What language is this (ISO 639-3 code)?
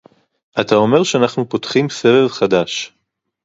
heb